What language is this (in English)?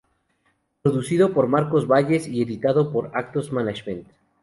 Spanish